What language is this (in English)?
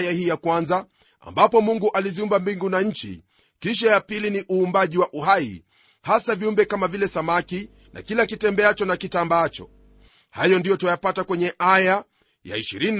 Swahili